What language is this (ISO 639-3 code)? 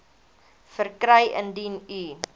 afr